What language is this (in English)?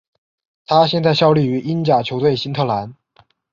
Chinese